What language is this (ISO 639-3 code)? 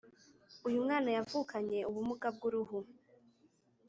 kin